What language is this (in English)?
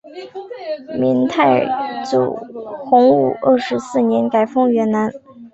Chinese